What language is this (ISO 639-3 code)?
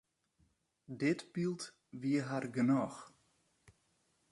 fry